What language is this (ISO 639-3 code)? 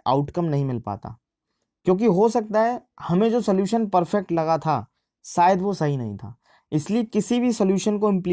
hin